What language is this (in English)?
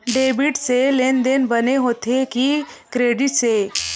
Chhattisgarhi